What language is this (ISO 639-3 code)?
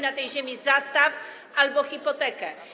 pol